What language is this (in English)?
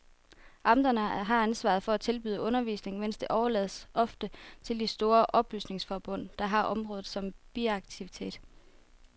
Danish